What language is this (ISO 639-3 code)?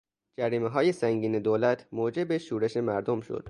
fas